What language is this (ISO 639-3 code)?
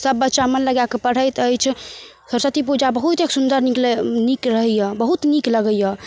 mai